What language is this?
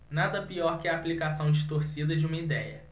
Portuguese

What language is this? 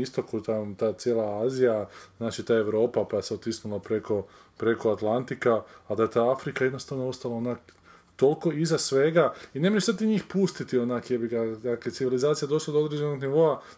Croatian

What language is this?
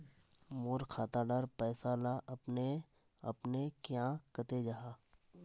Magahi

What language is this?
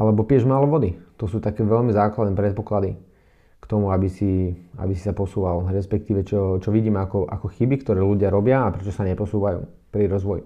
Slovak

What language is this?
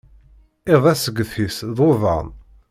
Kabyle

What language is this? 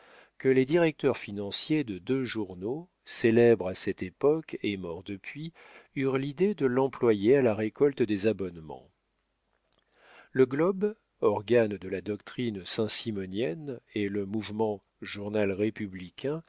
French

